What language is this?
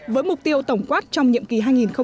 Vietnamese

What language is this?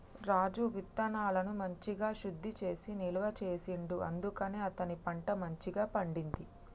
Telugu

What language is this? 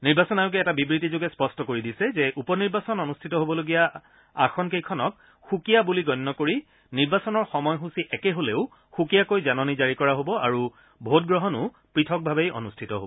Assamese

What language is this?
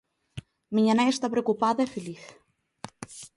Galician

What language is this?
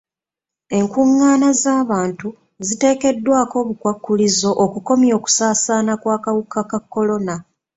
Ganda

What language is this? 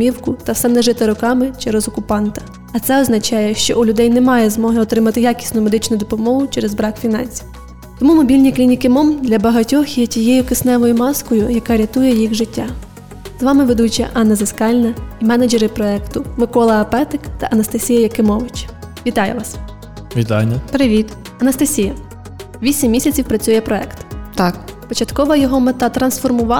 Ukrainian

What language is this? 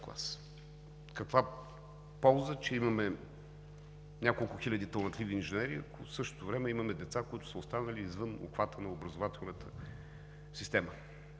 Bulgarian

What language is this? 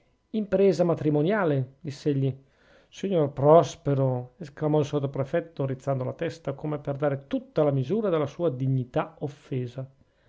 Italian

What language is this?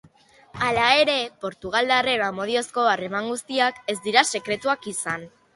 Basque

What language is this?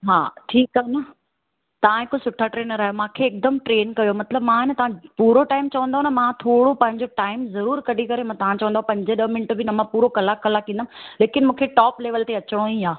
Sindhi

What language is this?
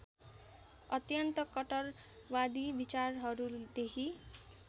Nepali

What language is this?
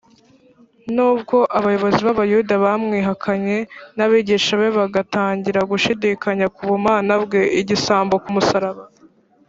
Kinyarwanda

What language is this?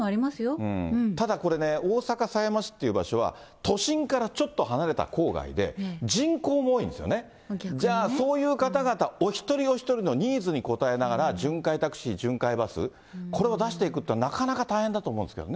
Japanese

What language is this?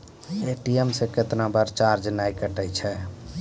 Maithili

